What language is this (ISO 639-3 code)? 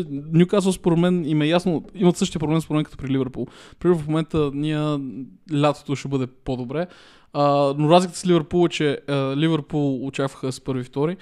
bul